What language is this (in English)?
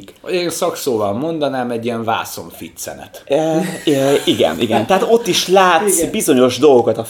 Hungarian